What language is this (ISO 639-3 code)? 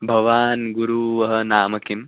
san